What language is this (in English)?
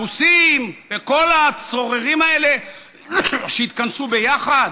Hebrew